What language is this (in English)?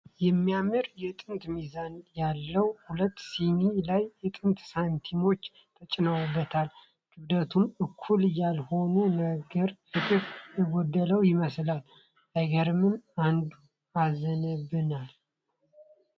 Amharic